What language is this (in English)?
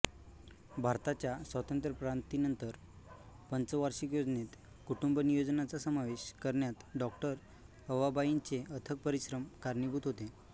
Marathi